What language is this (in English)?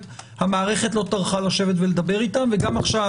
Hebrew